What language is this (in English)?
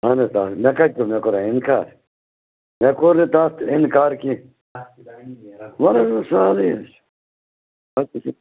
Kashmiri